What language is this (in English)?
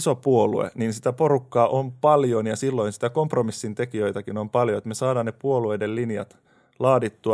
Finnish